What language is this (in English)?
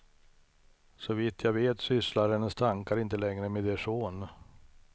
Swedish